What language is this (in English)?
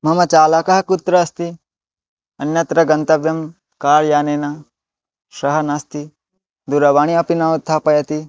Sanskrit